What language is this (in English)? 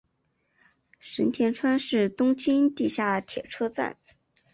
Chinese